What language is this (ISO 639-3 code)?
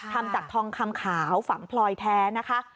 tha